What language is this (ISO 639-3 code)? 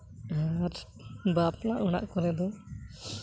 sat